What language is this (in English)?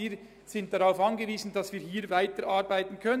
Swiss German